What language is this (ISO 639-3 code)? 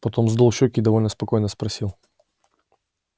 rus